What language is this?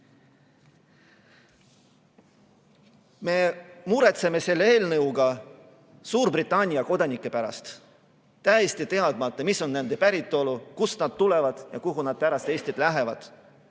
Estonian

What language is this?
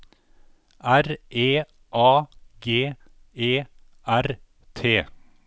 Norwegian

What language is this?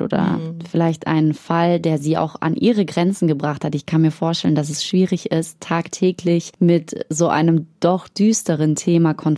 German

